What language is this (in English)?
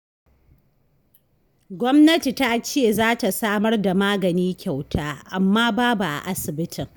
Hausa